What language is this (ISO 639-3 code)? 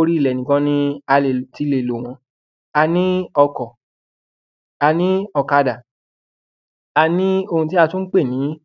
yor